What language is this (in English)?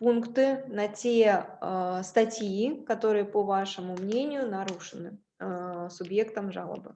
Russian